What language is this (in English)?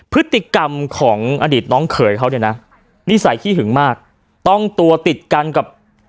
Thai